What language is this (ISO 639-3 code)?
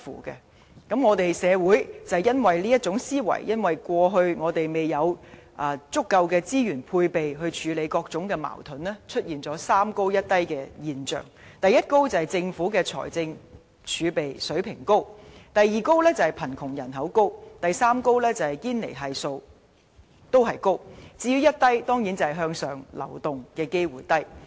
yue